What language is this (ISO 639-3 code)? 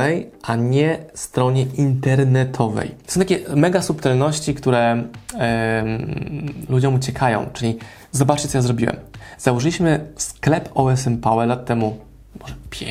pol